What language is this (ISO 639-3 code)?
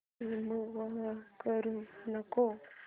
mar